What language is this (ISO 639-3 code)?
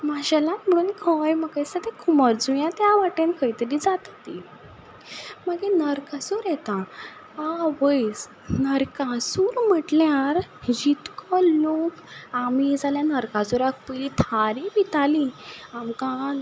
kok